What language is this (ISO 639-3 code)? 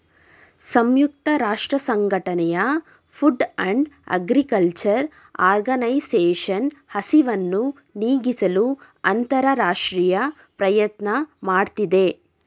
kan